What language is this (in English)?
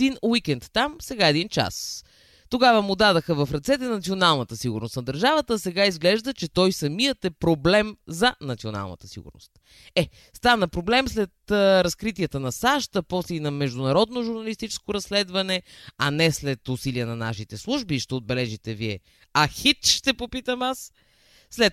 Bulgarian